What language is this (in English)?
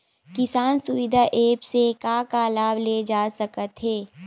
Chhattisgarhi